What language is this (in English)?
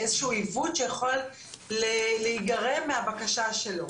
Hebrew